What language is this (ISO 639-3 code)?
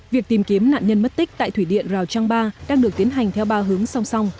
vie